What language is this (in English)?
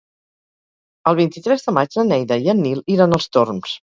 Catalan